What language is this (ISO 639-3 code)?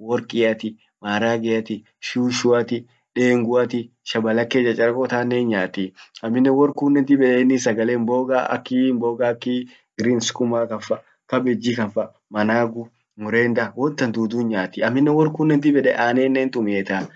orc